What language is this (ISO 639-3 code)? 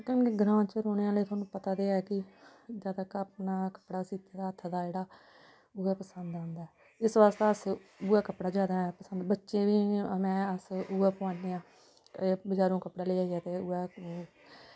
doi